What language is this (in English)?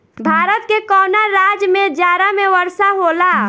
Bhojpuri